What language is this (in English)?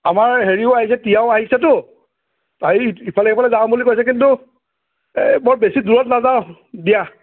Assamese